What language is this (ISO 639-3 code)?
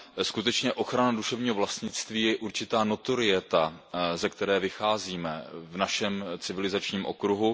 ces